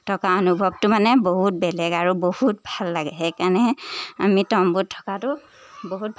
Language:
Assamese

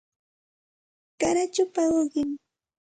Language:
Santa Ana de Tusi Pasco Quechua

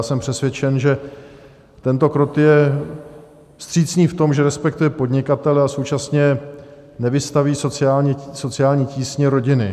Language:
Czech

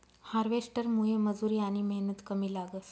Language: Marathi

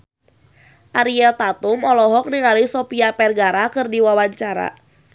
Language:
Sundanese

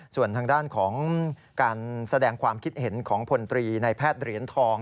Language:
Thai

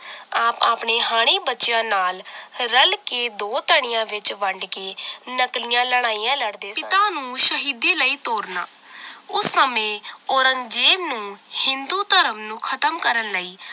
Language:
Punjabi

